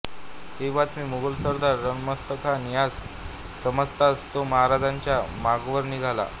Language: Marathi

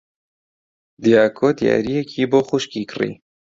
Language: Central Kurdish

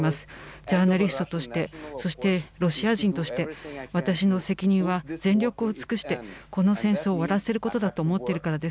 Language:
Japanese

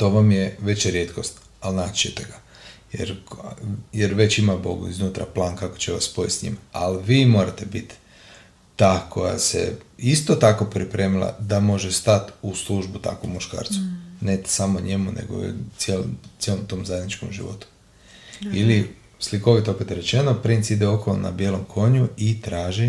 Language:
Croatian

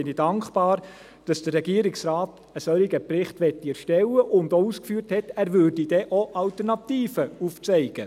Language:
Swiss German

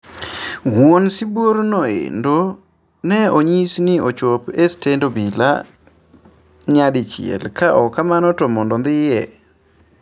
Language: Luo (Kenya and Tanzania)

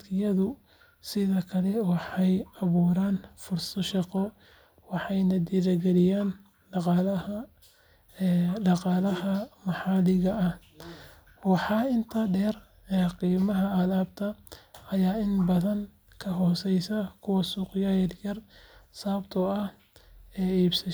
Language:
Somali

